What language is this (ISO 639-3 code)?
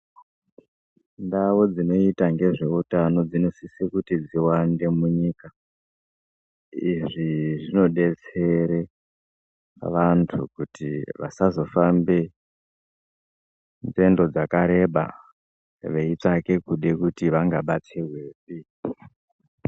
ndc